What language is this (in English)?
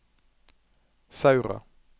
Norwegian